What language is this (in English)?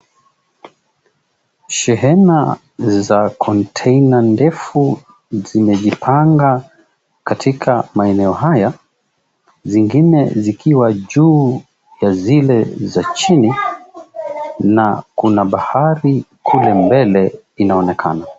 Swahili